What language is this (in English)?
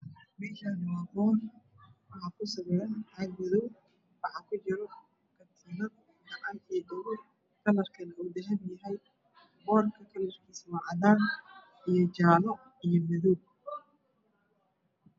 Somali